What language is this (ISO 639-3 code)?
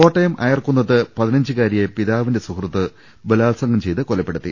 mal